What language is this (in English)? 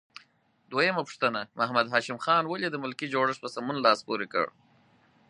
Pashto